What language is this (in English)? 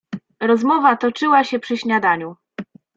Polish